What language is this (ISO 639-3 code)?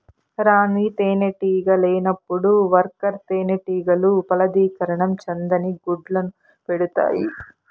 tel